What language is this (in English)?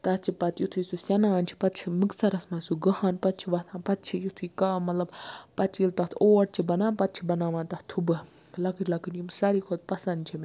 Kashmiri